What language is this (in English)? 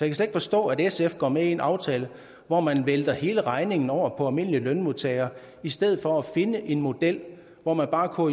Danish